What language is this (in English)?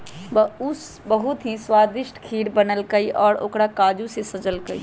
Magahi